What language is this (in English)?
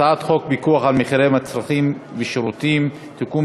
Hebrew